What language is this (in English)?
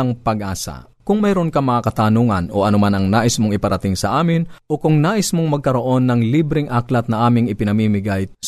Filipino